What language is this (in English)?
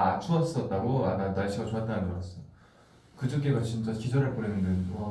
Korean